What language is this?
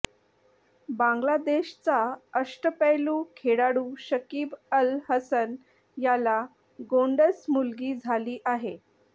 Marathi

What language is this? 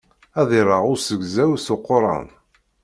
Kabyle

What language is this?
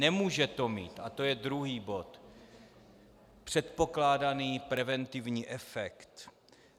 Czech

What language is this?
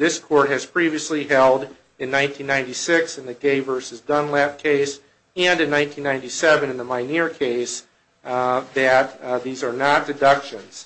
English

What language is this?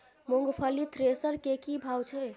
Maithili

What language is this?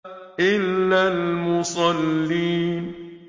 Arabic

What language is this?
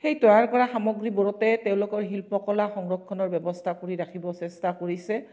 Assamese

